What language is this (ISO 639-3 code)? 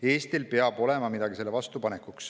est